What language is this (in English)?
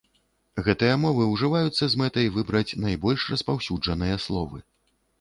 Belarusian